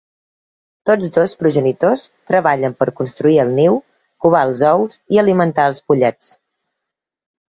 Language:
Catalan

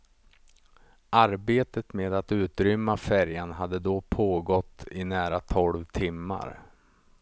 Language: Swedish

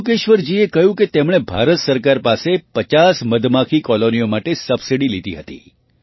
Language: Gujarati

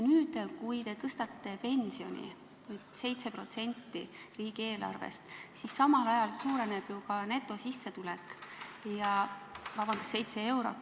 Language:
Estonian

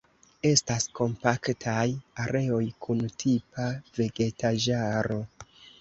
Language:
Esperanto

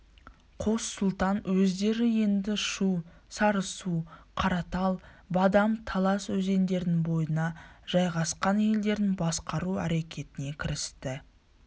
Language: Kazakh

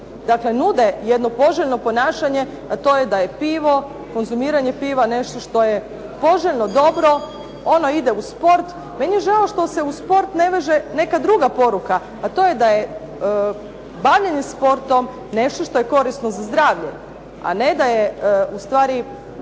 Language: Croatian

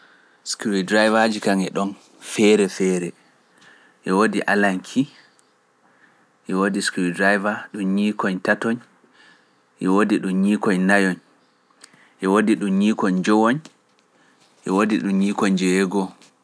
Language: Pular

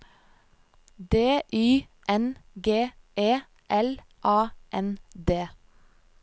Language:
Norwegian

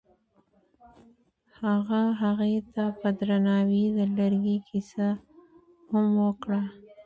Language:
Pashto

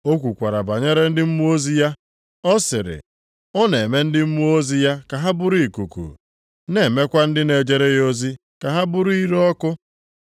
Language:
Igbo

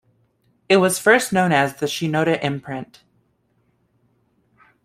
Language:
English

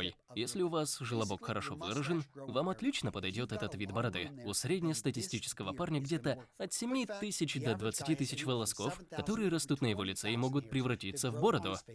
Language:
Russian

